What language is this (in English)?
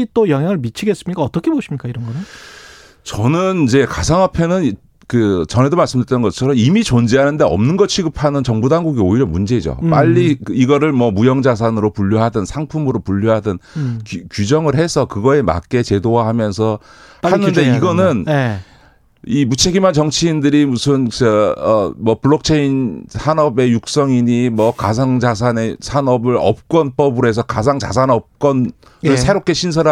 Korean